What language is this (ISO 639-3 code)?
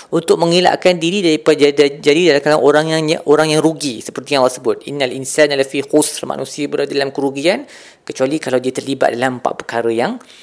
msa